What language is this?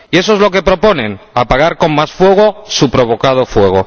Spanish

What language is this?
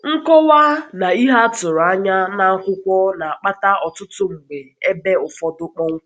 Igbo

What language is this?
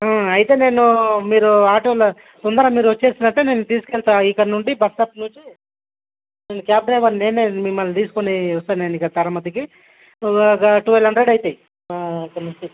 Telugu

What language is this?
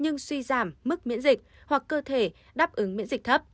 Vietnamese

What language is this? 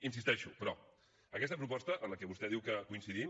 Catalan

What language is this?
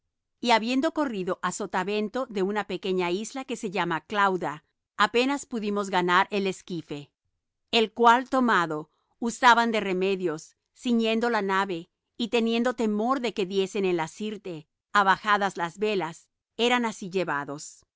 Spanish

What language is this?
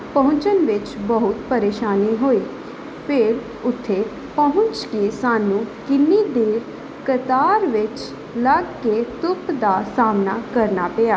Punjabi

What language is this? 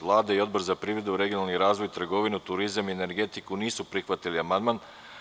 Serbian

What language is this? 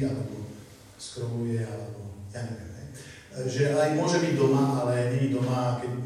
Slovak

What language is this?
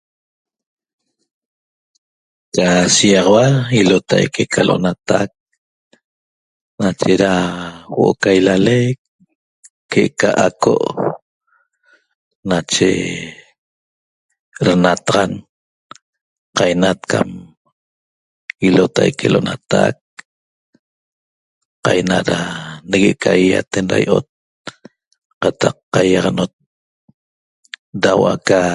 Toba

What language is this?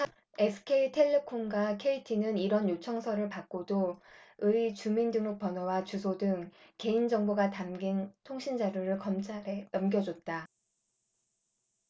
Korean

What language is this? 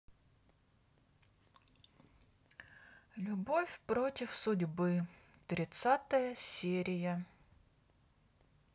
Russian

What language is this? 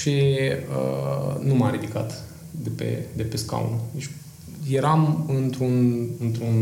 Romanian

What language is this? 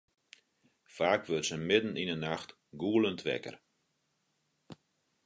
Western Frisian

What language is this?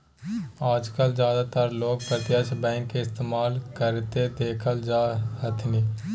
Magahi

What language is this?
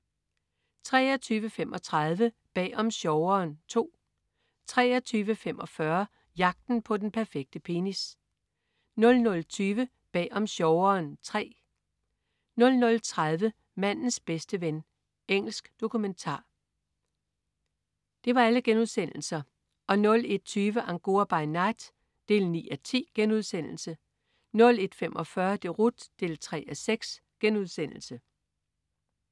Danish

